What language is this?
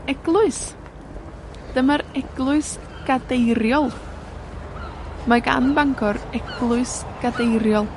Welsh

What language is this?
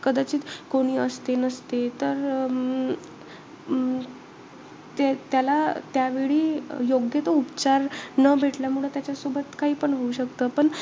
Marathi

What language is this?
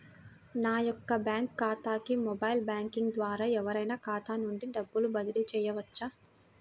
Telugu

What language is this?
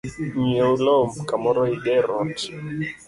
Luo (Kenya and Tanzania)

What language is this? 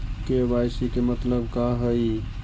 Magahi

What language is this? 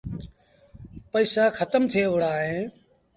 Sindhi Bhil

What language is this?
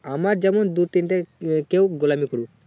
Bangla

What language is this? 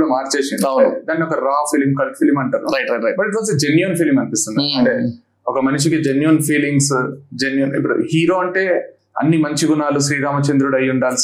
Telugu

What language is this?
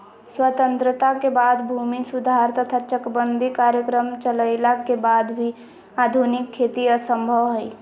Magahi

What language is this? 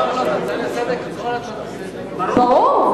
Hebrew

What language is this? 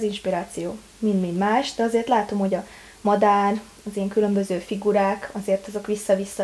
Hungarian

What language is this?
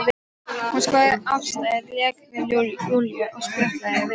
Icelandic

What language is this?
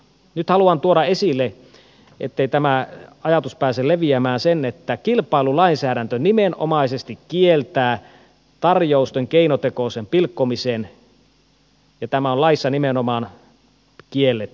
Finnish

